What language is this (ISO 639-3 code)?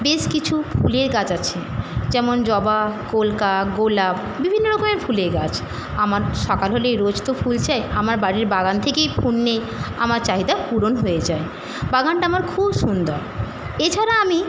ben